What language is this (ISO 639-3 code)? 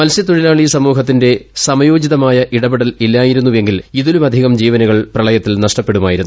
mal